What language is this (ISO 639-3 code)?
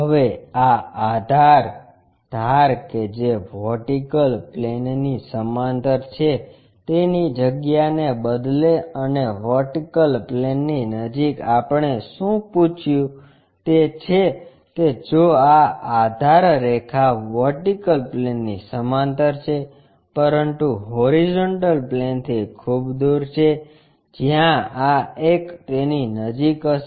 guj